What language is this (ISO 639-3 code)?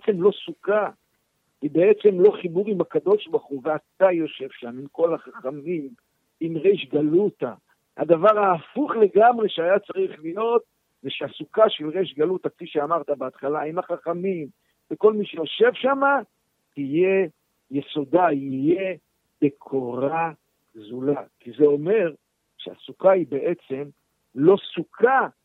heb